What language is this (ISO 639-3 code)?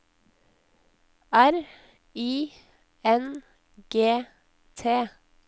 nor